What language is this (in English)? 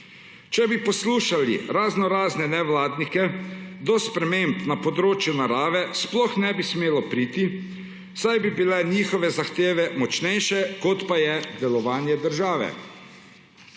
Slovenian